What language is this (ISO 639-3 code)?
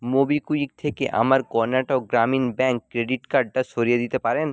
ben